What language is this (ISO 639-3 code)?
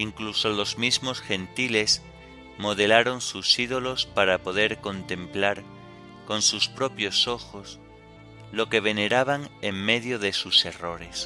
spa